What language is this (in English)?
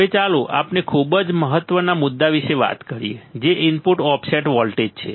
Gujarati